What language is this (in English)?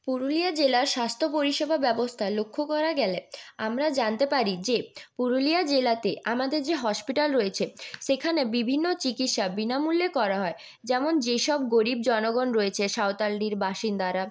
Bangla